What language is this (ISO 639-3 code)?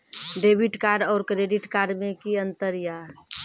mai